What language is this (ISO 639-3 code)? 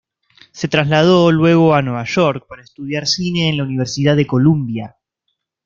spa